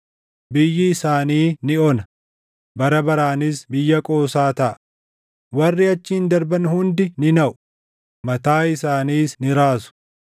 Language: Oromo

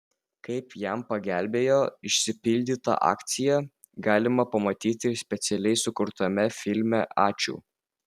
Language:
Lithuanian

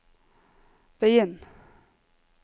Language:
Norwegian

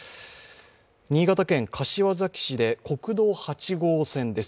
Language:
Japanese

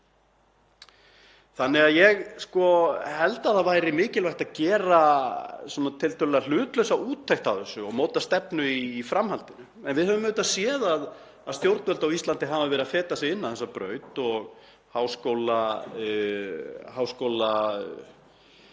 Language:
Icelandic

